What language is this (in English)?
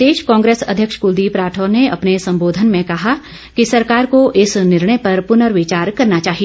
Hindi